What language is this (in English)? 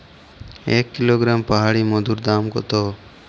Bangla